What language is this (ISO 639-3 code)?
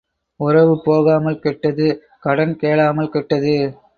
tam